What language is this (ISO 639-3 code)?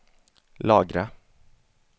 swe